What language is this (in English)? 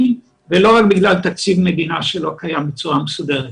Hebrew